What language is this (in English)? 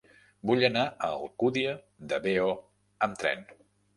Catalan